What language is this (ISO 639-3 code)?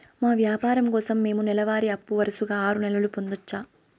tel